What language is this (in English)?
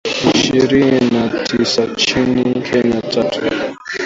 Swahili